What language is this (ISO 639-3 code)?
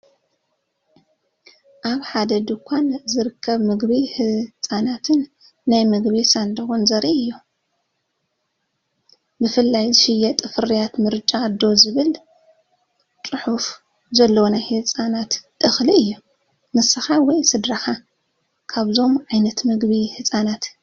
tir